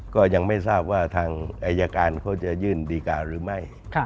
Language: Thai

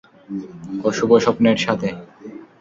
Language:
Bangla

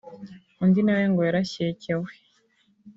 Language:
Kinyarwanda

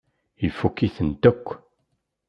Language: Kabyle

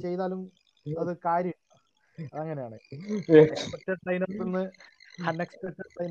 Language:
Malayalam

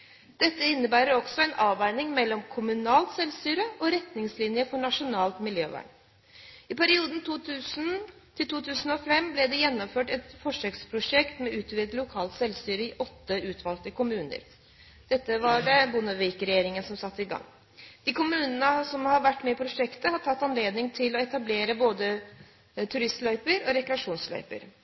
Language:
Norwegian Bokmål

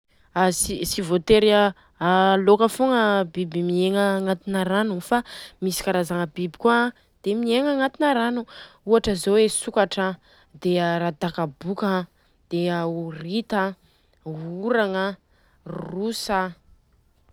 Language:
Southern Betsimisaraka Malagasy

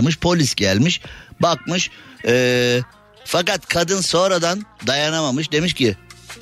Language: Turkish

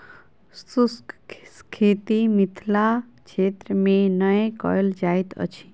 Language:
Maithili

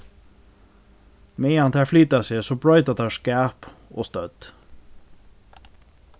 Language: Faroese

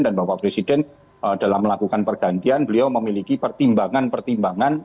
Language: Indonesian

